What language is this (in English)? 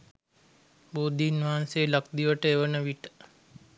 Sinhala